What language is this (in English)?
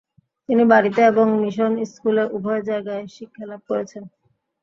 Bangla